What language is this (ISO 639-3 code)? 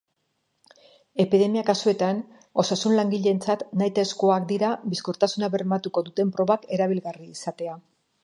eus